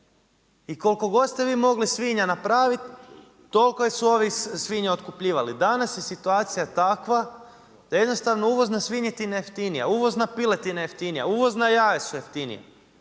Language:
Croatian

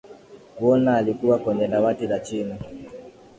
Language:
Swahili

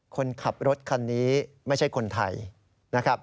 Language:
Thai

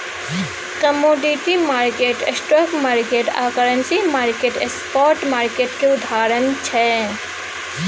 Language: Maithili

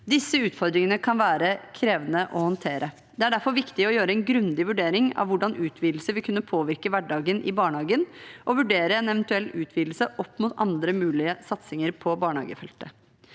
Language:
Norwegian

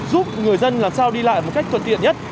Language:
Vietnamese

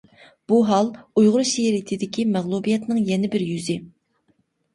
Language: Uyghur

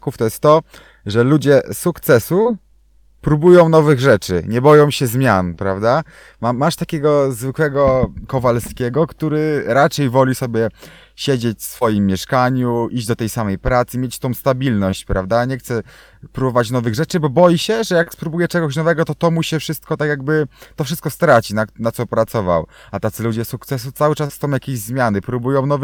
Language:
Polish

